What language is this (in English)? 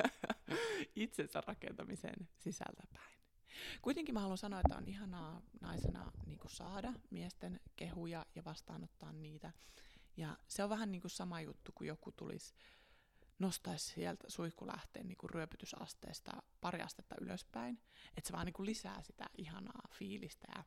Finnish